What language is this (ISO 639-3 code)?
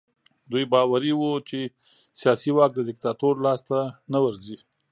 pus